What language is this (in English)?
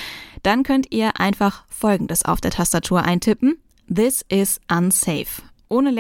German